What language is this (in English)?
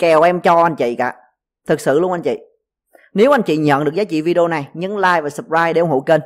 Vietnamese